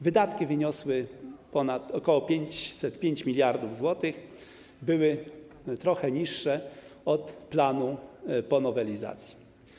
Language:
Polish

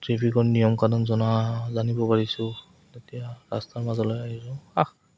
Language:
Assamese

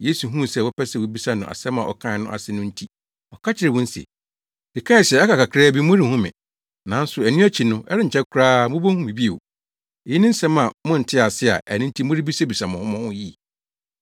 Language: Akan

